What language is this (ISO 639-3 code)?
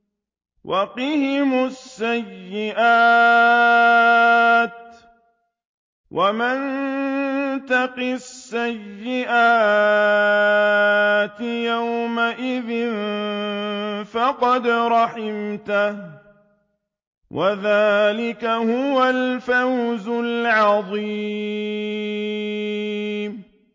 ara